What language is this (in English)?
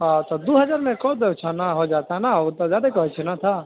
Maithili